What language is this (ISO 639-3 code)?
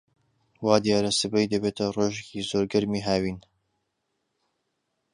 ckb